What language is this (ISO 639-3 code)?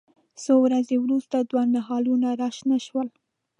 pus